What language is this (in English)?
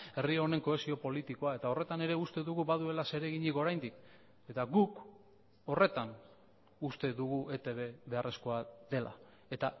Basque